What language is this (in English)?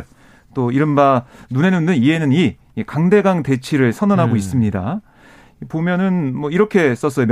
Korean